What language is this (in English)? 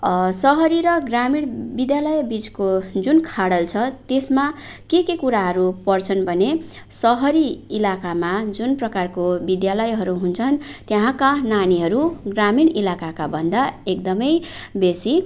Nepali